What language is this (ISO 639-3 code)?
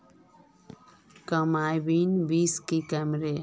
mag